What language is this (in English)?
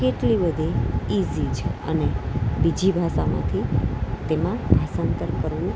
Gujarati